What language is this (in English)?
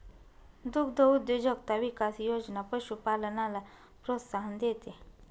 Marathi